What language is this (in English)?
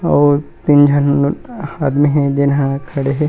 Chhattisgarhi